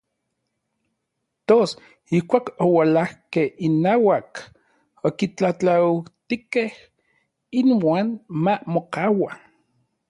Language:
Orizaba Nahuatl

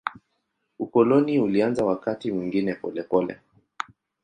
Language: Swahili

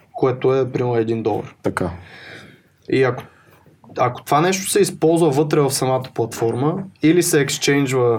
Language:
Bulgarian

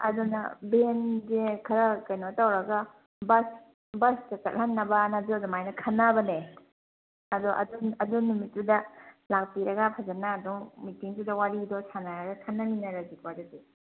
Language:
Manipuri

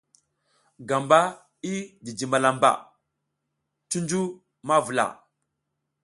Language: South Giziga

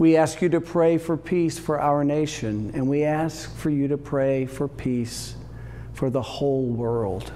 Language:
English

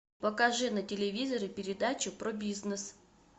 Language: Russian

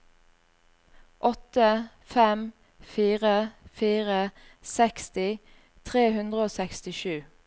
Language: Norwegian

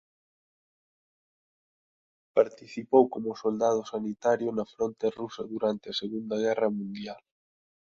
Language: Galician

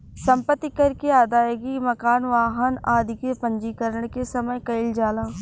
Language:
Bhojpuri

